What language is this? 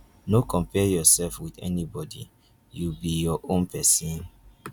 Nigerian Pidgin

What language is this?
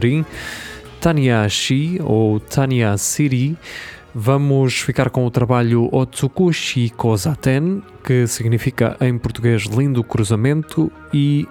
Portuguese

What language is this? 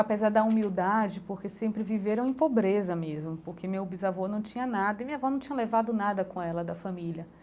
Portuguese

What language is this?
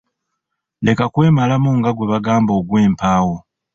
Ganda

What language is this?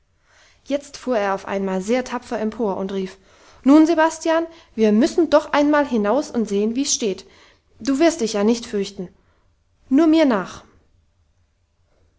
German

